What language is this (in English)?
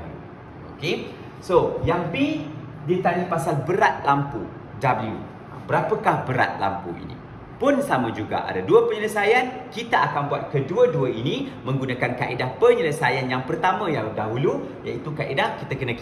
Malay